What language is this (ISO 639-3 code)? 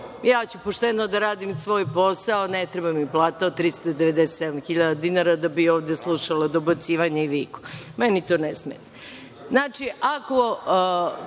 srp